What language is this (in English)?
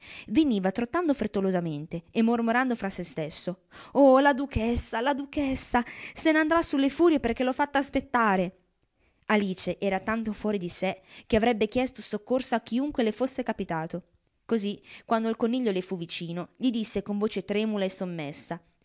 Italian